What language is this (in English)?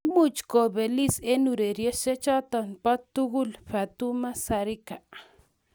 Kalenjin